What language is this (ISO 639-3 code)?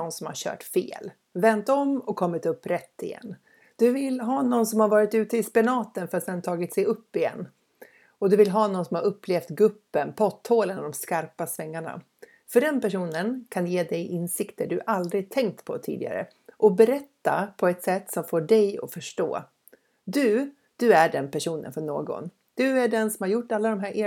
swe